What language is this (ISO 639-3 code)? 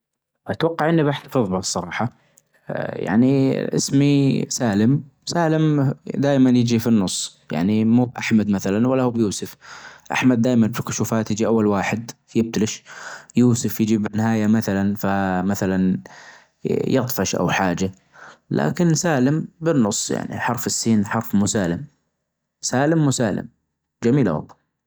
ars